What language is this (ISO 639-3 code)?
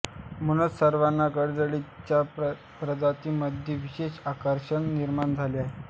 mar